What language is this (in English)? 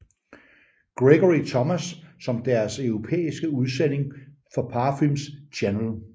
Danish